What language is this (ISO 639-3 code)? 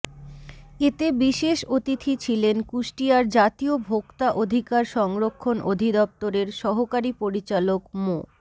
ben